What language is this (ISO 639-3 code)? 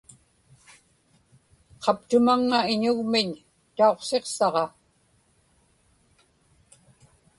ipk